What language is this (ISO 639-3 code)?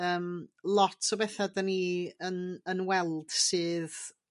cym